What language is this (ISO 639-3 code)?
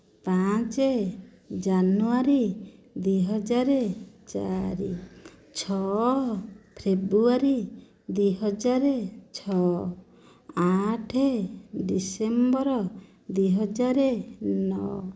ori